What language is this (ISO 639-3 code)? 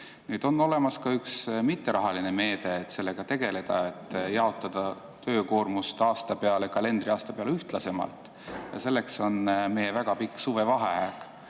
est